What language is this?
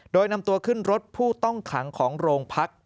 Thai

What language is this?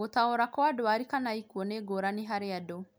Kikuyu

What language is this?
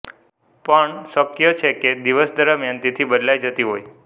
Gujarati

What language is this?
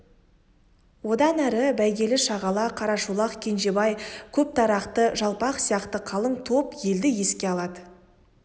Kazakh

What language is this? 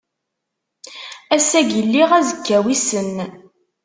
Kabyle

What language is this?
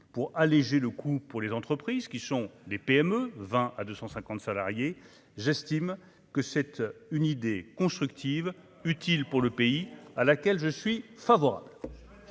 French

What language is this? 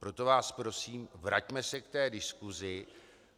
Czech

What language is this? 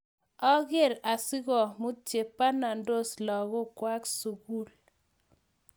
Kalenjin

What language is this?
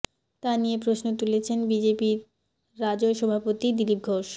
Bangla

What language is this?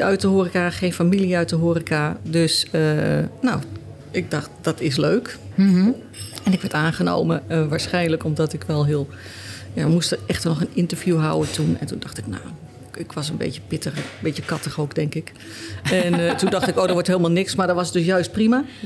Dutch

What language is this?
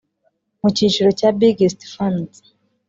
Kinyarwanda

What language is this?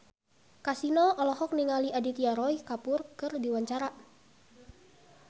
Sundanese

